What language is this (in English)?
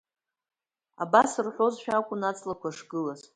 Abkhazian